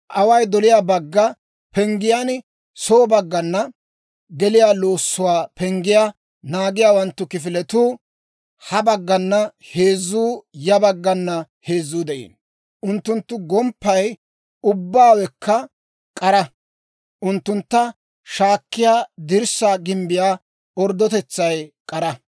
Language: Dawro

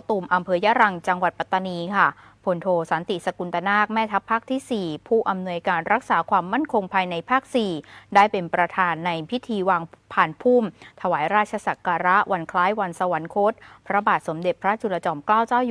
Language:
Thai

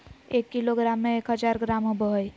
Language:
Magahi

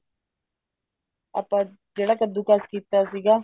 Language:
Punjabi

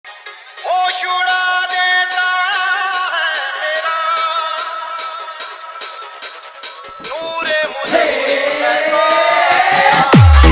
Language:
Odia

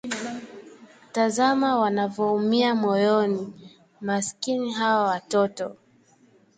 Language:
Swahili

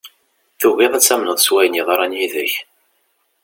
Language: Kabyle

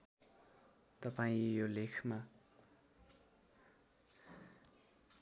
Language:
Nepali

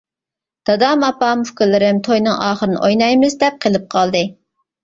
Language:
Uyghur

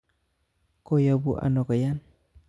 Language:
Kalenjin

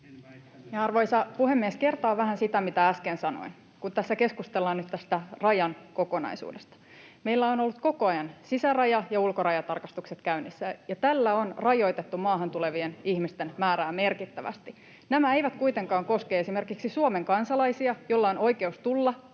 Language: Finnish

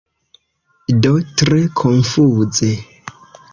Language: Esperanto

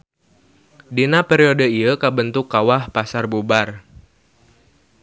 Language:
Sundanese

